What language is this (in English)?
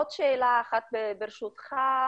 Hebrew